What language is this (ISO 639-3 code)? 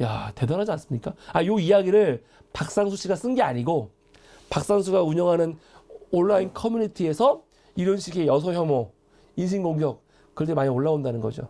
kor